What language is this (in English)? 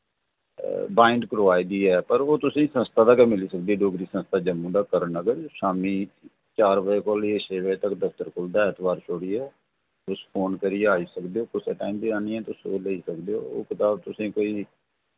Dogri